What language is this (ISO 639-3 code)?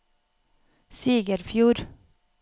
nor